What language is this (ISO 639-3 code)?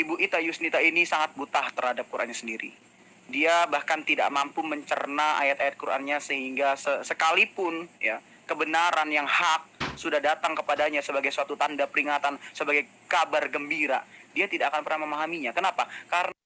ind